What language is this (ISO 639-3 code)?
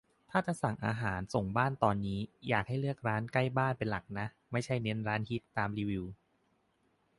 tha